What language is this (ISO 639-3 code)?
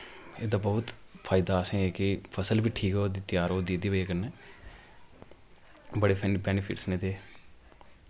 doi